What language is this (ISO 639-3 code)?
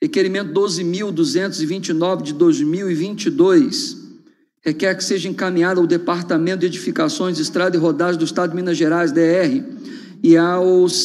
por